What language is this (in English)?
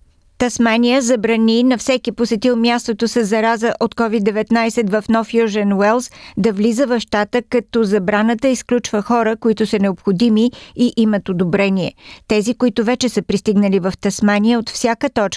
Bulgarian